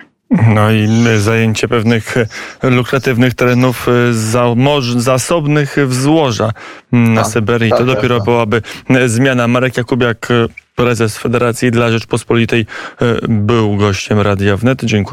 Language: Polish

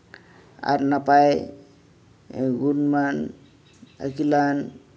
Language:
Santali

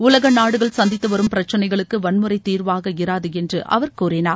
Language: Tamil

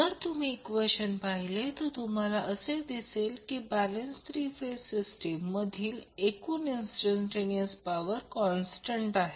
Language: Marathi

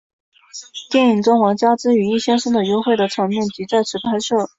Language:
Chinese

